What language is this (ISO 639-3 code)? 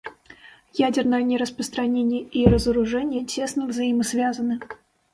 rus